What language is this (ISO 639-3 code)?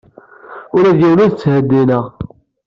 kab